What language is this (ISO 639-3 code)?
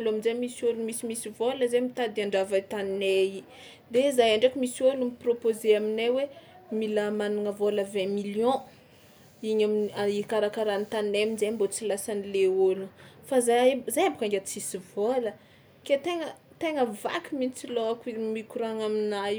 xmw